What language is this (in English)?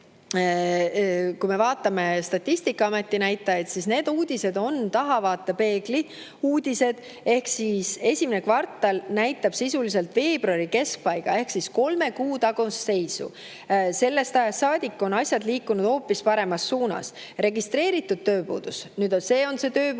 Estonian